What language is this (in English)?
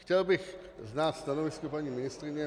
Czech